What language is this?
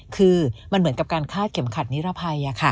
Thai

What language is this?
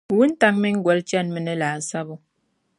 Dagbani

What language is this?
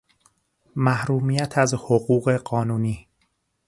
Persian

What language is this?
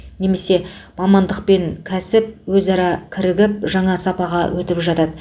Kazakh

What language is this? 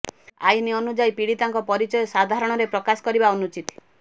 Odia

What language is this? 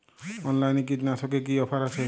Bangla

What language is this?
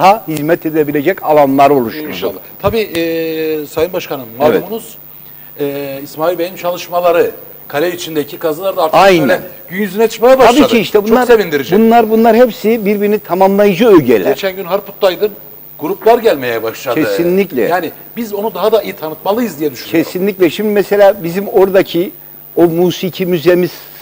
Turkish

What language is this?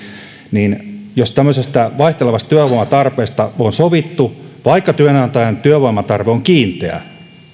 Finnish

